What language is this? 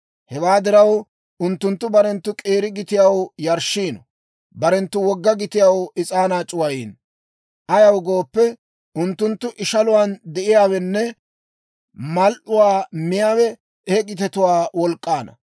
Dawro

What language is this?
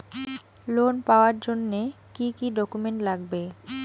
Bangla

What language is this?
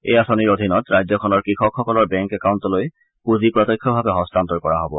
Assamese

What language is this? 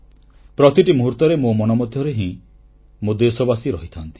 Odia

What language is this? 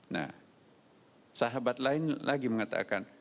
Indonesian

